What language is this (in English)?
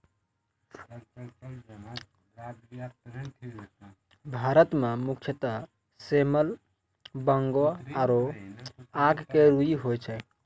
Maithili